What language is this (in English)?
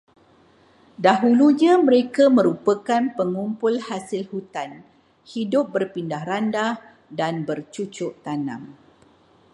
Malay